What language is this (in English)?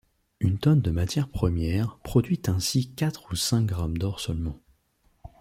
French